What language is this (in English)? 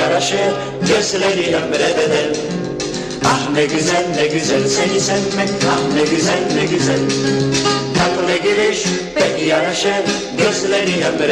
Turkish